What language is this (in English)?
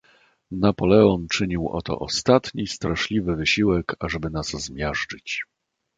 Polish